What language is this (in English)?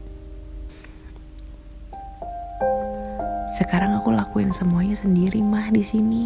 Indonesian